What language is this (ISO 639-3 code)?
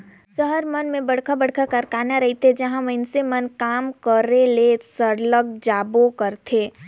hne